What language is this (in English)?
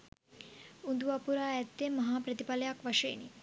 Sinhala